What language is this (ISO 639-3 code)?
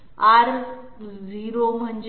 mar